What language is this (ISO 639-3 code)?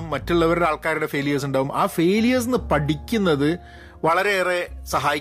mal